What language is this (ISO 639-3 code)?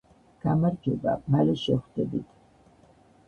kat